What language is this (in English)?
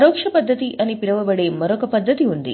Telugu